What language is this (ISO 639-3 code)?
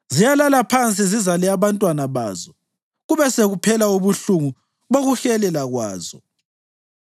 nde